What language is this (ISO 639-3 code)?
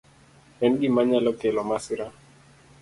luo